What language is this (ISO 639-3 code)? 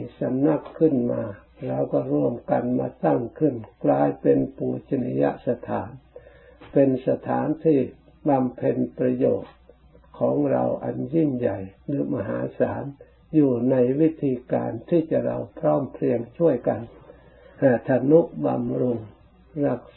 tha